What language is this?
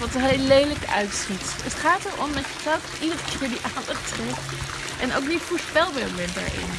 Dutch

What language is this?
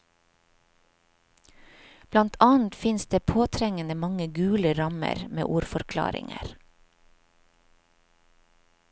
Norwegian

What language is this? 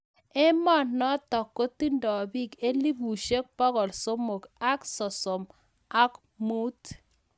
Kalenjin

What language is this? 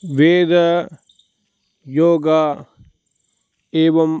Sanskrit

